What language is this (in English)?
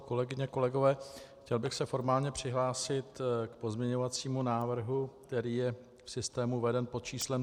Czech